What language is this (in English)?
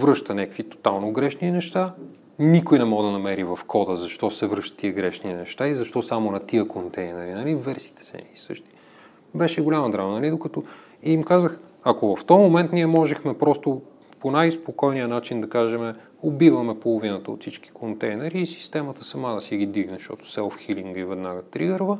Bulgarian